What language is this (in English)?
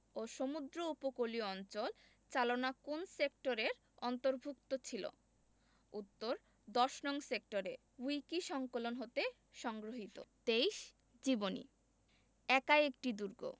Bangla